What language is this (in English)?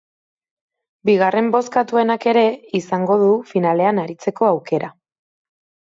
Basque